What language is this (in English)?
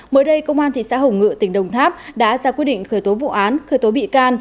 Vietnamese